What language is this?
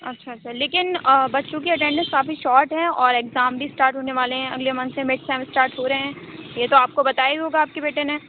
Urdu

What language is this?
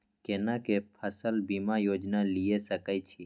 Maithili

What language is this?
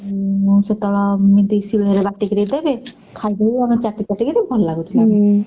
Odia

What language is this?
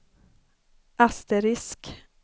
Swedish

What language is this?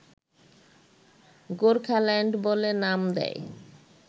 Bangla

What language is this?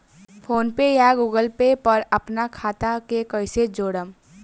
Bhojpuri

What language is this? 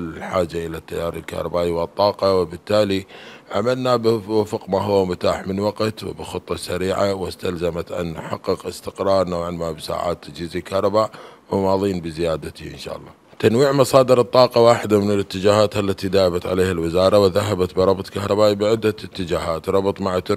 Arabic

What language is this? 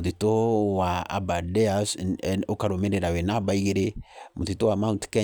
Kikuyu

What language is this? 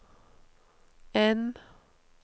Norwegian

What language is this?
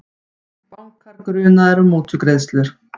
Icelandic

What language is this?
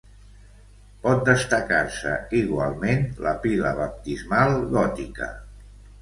Catalan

